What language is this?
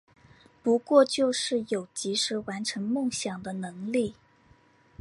Chinese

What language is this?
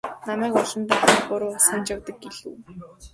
Mongolian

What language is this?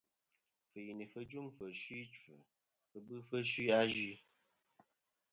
Kom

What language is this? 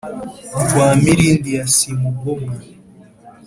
Kinyarwanda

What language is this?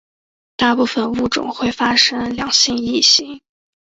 Chinese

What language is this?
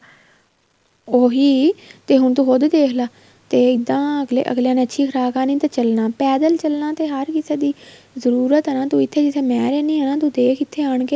Punjabi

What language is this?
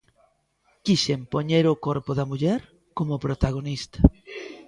Galician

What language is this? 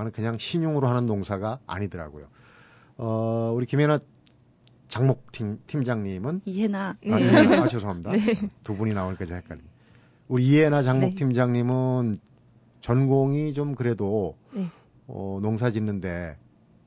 Korean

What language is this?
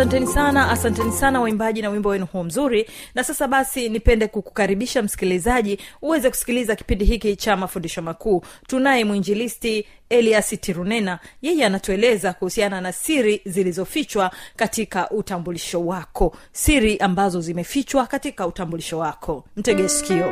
Swahili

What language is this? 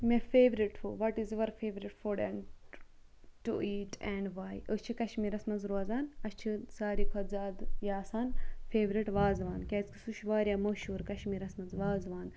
Kashmiri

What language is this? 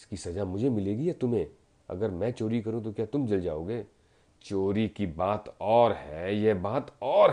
Hindi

